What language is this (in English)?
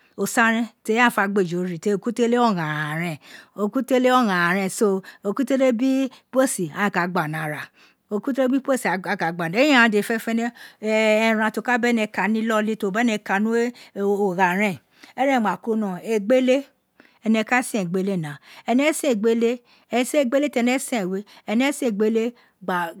Isekiri